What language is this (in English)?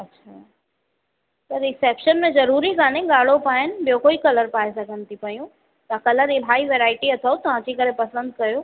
Sindhi